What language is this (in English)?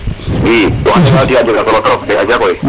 Serer